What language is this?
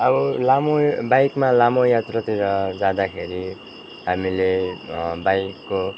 Nepali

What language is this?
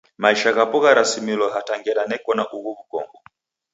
Taita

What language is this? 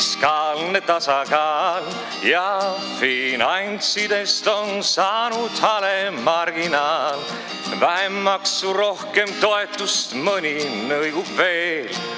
Estonian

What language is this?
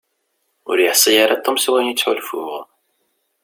Kabyle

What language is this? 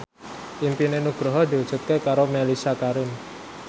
Javanese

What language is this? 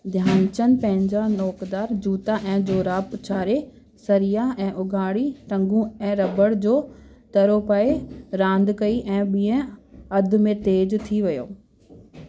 Sindhi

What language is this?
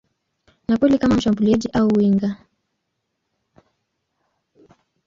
Swahili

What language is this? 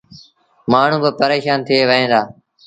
Sindhi Bhil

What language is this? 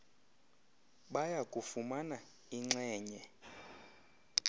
Xhosa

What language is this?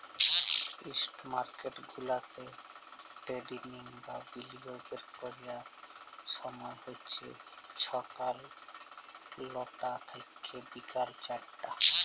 Bangla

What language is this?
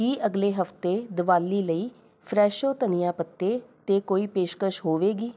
Punjabi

